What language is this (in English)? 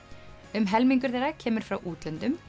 Icelandic